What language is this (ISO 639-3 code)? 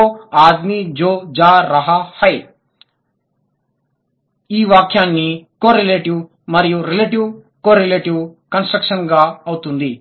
tel